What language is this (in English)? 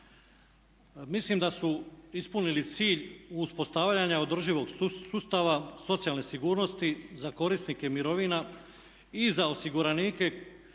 Croatian